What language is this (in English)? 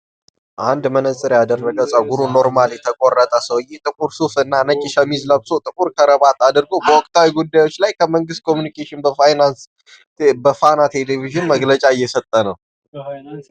Amharic